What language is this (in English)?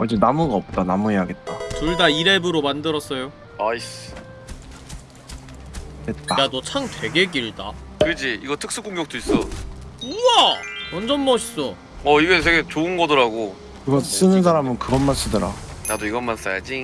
Korean